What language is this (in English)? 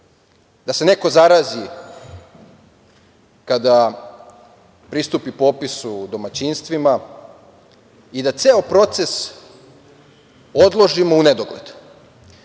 Serbian